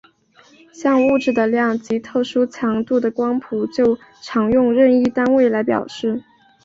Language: Chinese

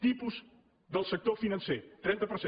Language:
Catalan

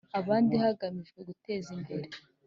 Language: Kinyarwanda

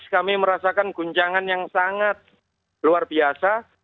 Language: Indonesian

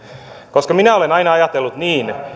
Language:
Finnish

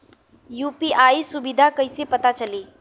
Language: Bhojpuri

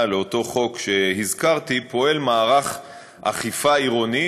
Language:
Hebrew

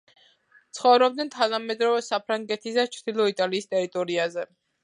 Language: Georgian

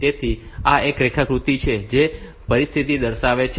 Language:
Gujarati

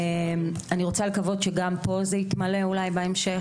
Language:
Hebrew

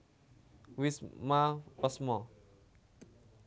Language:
Javanese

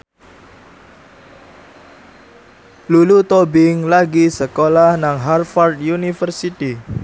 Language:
Javanese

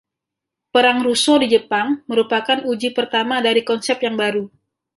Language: Indonesian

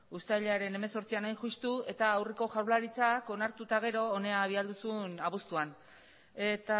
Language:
Basque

